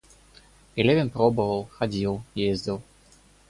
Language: Russian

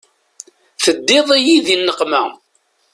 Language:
Kabyle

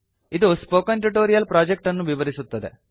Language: Kannada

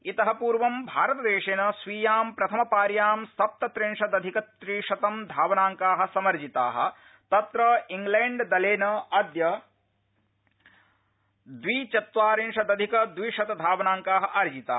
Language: Sanskrit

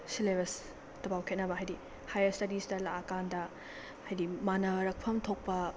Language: Manipuri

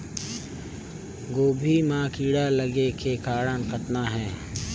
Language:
Chhattisgarhi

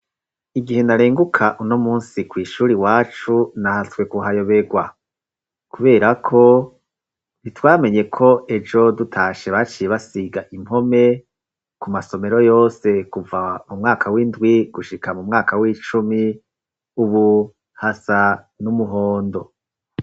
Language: Rundi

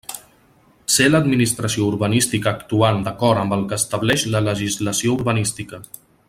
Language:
Catalan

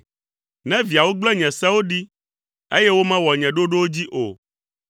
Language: Ewe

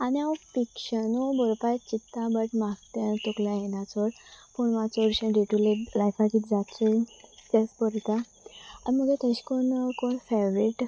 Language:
Konkani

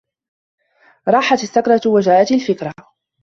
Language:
Arabic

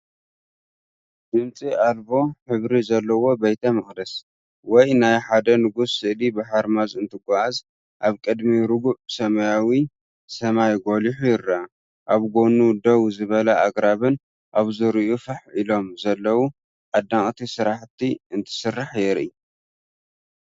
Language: Tigrinya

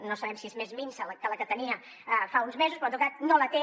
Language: Catalan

